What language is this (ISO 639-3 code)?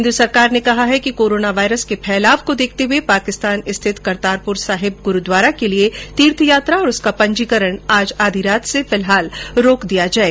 hin